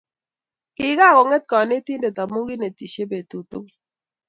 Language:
Kalenjin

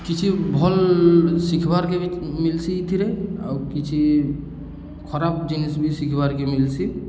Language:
Odia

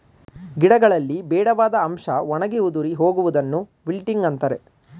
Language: Kannada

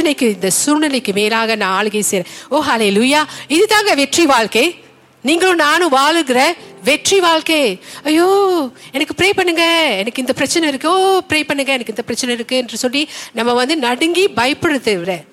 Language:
Tamil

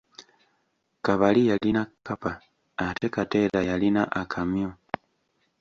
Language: Ganda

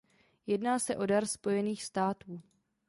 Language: Czech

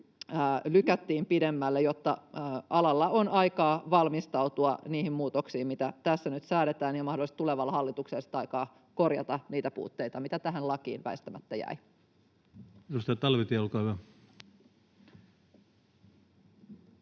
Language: Finnish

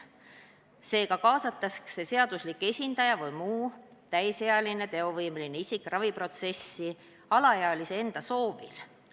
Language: Estonian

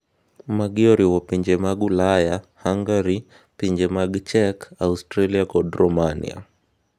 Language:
Luo (Kenya and Tanzania)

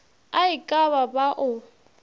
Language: Northern Sotho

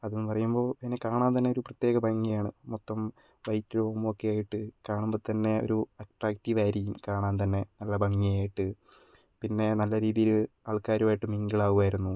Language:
Malayalam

